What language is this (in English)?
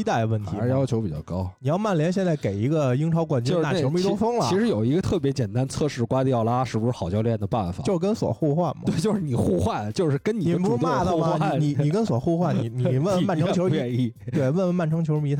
Chinese